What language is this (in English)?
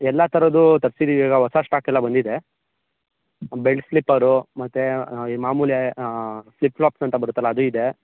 Kannada